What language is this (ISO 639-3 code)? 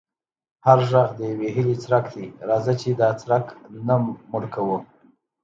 pus